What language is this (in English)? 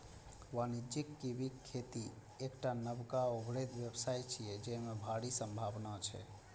Maithili